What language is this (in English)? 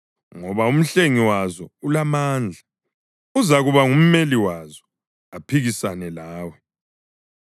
North Ndebele